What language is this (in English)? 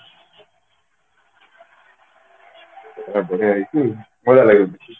Odia